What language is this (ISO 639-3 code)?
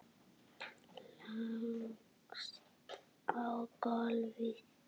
isl